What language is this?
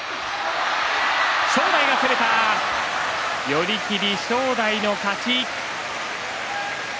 Japanese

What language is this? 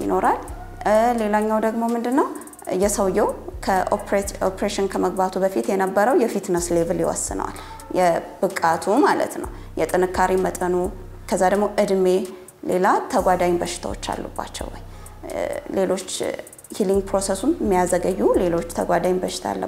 Arabic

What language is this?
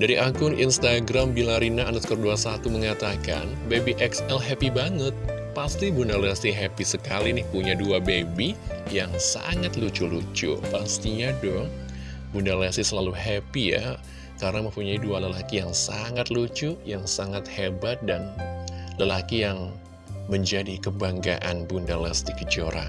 Indonesian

